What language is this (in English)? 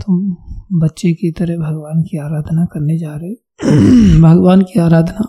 Hindi